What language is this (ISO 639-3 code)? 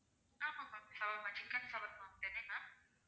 tam